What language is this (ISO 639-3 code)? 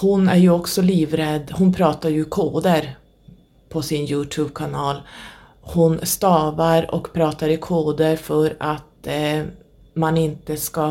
swe